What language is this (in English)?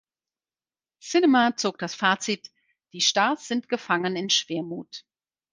German